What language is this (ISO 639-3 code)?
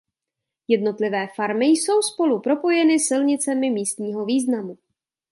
ces